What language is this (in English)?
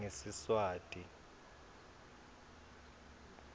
Swati